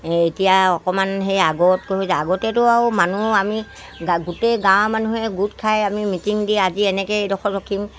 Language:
Assamese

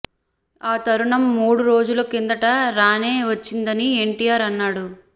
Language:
Telugu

